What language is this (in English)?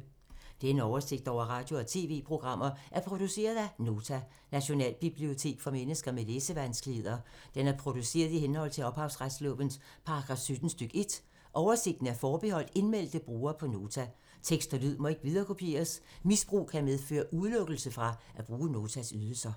Danish